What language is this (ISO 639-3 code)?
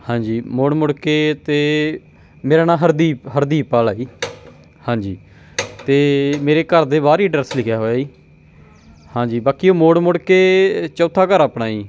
pan